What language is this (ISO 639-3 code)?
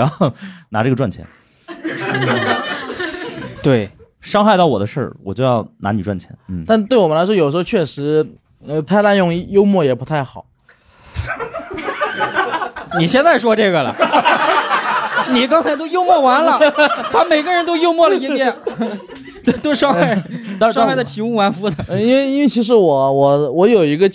zho